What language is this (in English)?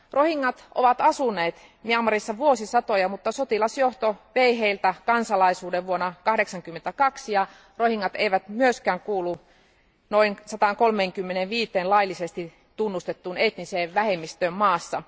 Finnish